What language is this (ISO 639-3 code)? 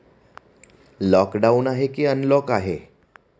mar